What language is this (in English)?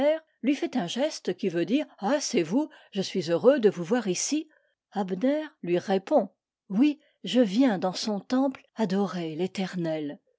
French